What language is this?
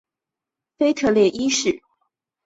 Chinese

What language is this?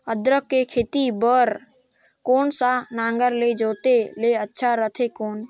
Chhattisgarhi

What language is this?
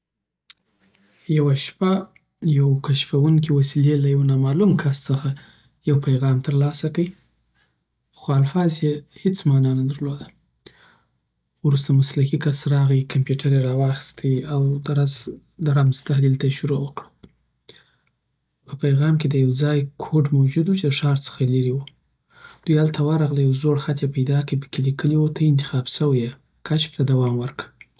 Southern Pashto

